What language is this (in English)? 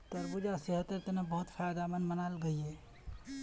Magahi